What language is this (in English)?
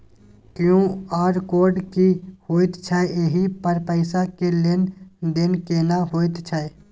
Maithili